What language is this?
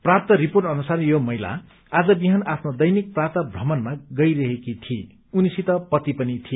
Nepali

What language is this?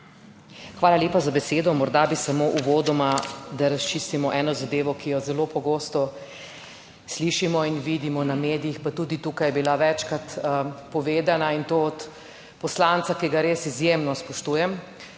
Slovenian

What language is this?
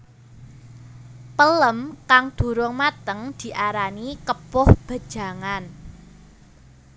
Javanese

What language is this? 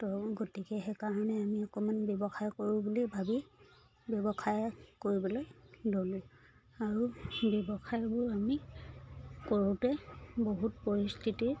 Assamese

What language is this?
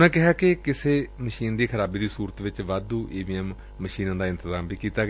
Punjabi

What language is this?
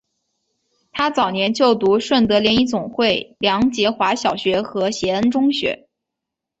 Chinese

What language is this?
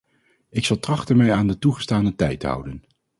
Dutch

